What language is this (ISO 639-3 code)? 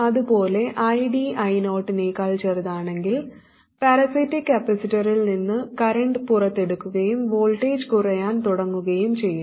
mal